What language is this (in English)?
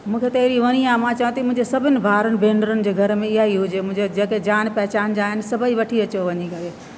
Sindhi